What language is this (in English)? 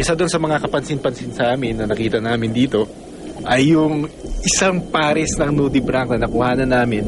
Filipino